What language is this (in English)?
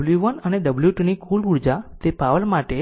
Gujarati